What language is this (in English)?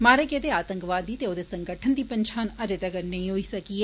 Dogri